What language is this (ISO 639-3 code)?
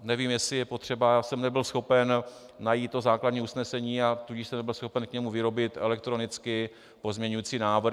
ces